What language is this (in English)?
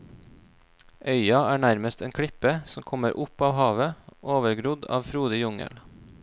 Norwegian